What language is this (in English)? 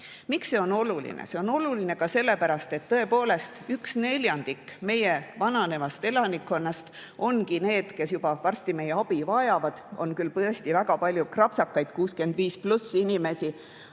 Estonian